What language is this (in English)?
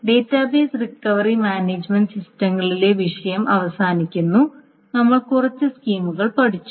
Malayalam